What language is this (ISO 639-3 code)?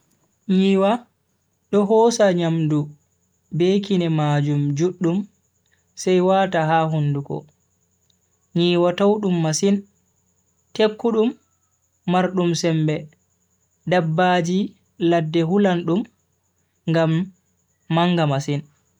fui